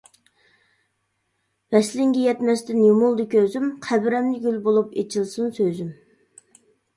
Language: Uyghur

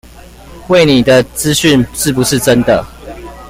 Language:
Chinese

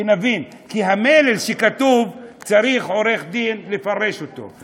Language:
Hebrew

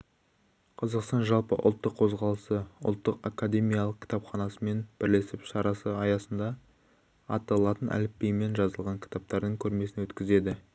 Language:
Kazakh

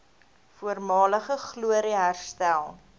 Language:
Afrikaans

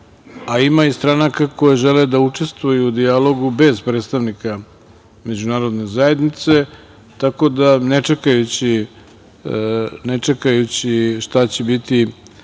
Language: Serbian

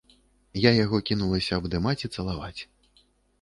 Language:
Belarusian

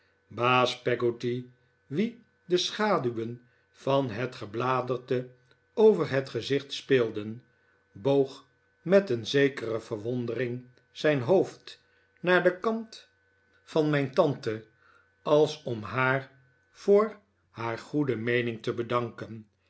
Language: Dutch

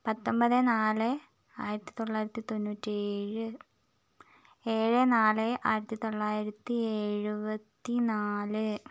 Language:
Malayalam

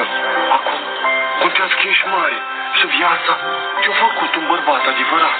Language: Romanian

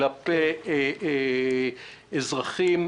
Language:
Hebrew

